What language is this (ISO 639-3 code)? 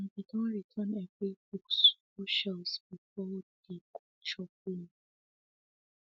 pcm